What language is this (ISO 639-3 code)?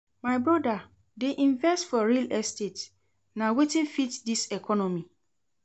pcm